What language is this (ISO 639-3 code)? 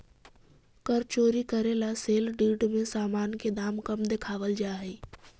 mag